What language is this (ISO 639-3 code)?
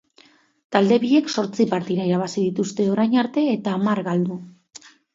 eus